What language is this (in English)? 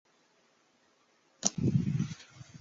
Chinese